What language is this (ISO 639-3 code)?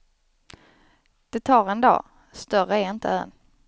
swe